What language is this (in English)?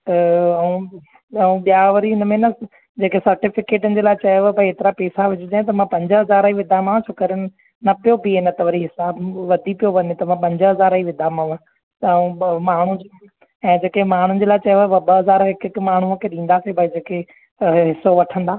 Sindhi